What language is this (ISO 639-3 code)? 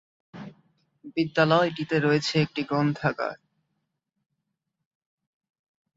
ben